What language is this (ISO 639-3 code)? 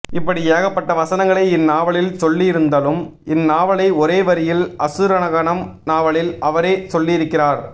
tam